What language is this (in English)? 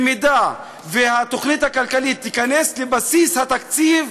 Hebrew